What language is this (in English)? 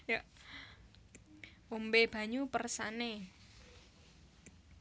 Javanese